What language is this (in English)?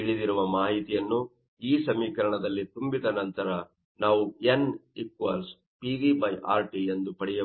Kannada